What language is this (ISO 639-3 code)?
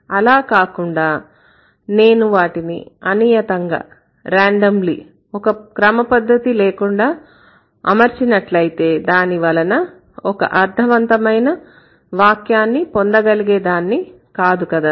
tel